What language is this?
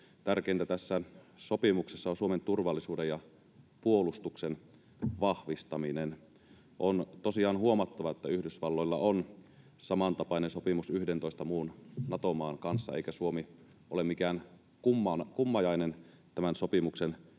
Finnish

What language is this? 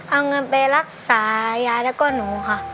Thai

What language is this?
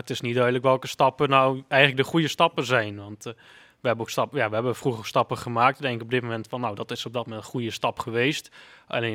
Dutch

